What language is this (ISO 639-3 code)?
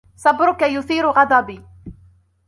ara